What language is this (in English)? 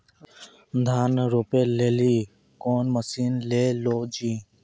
Maithili